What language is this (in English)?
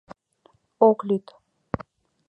Mari